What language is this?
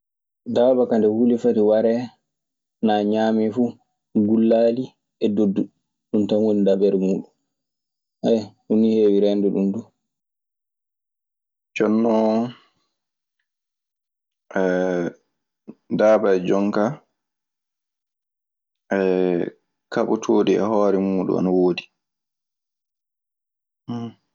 Maasina Fulfulde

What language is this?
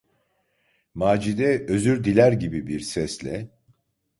Turkish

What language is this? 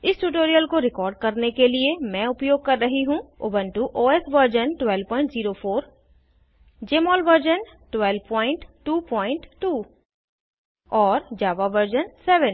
Hindi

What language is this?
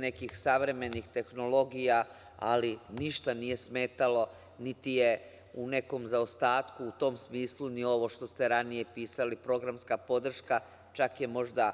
Serbian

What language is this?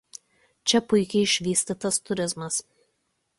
Lithuanian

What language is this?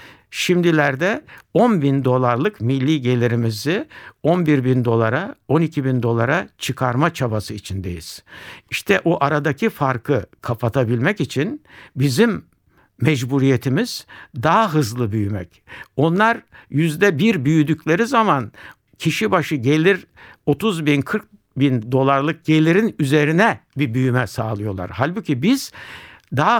Turkish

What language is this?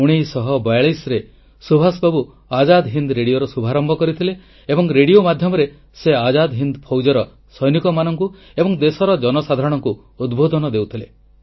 Odia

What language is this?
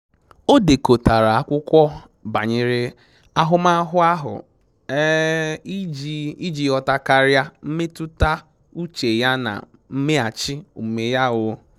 Igbo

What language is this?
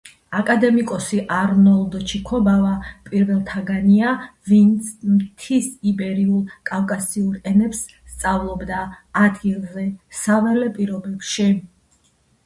Georgian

